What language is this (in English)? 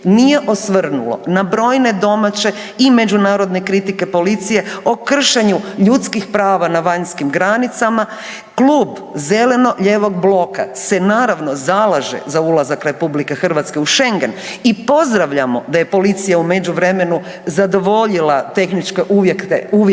Croatian